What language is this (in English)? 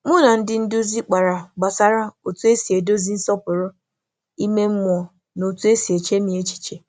Igbo